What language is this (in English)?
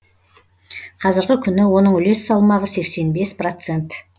Kazakh